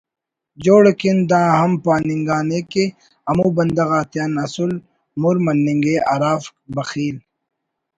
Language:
Brahui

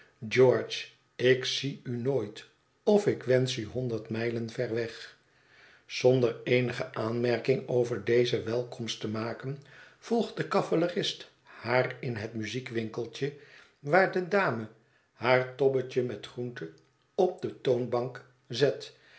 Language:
Dutch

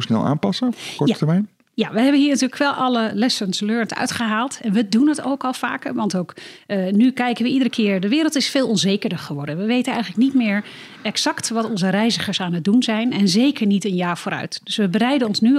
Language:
Dutch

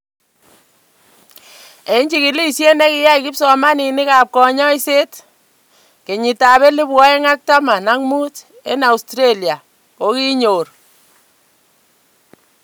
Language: Kalenjin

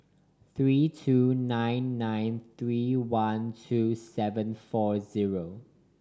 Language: English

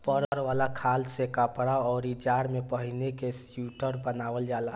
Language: Bhojpuri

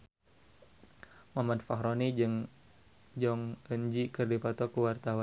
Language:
Sundanese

